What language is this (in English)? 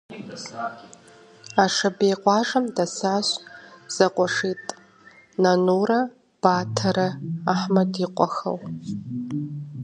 Kabardian